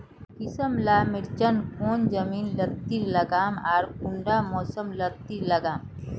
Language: Magahi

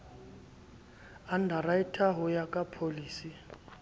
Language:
Southern Sotho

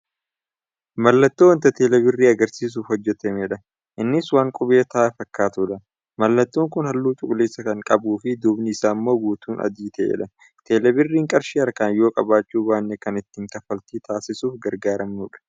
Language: Oromo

